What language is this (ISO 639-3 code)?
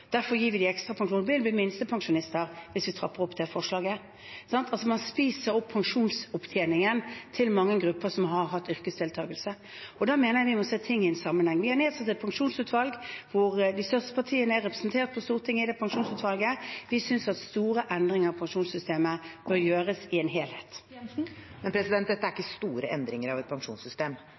nob